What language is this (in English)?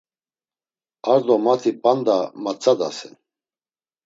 Laz